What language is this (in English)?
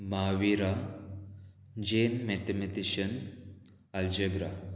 Konkani